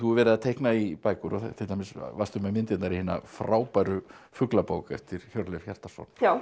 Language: Icelandic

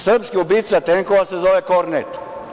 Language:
Serbian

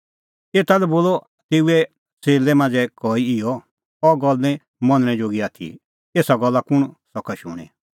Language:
Kullu Pahari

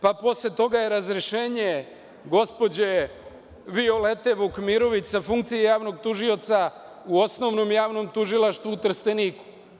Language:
Serbian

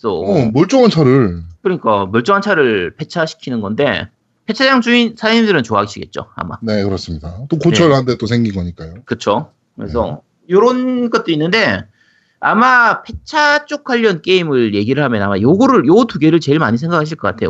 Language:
Korean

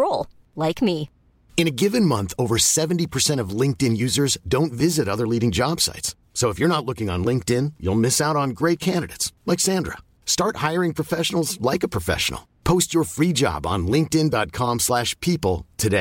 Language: Urdu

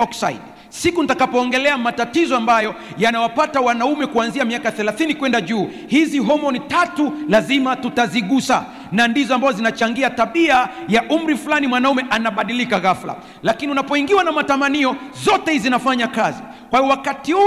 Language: Swahili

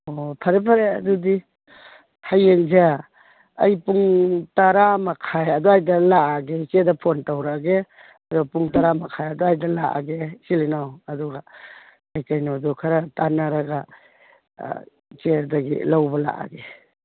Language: Manipuri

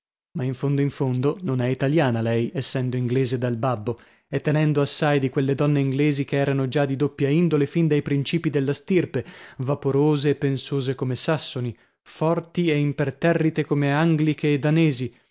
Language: Italian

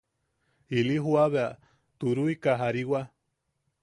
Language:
Yaqui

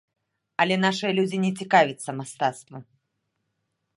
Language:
Belarusian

